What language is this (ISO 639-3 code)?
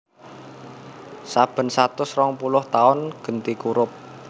jav